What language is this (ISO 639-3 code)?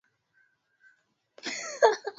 swa